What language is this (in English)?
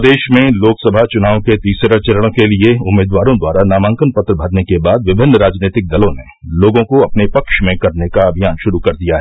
Hindi